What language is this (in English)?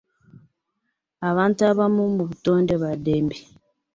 Ganda